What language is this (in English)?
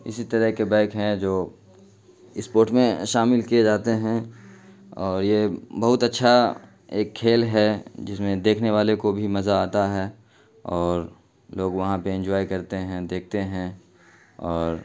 Urdu